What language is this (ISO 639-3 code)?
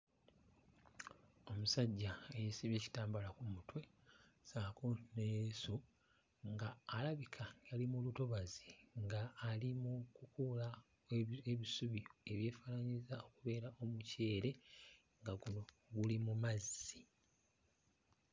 lug